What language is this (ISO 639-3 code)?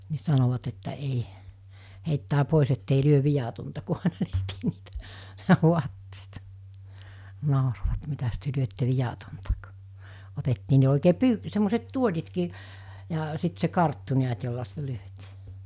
fin